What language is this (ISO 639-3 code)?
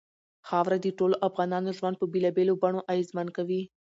pus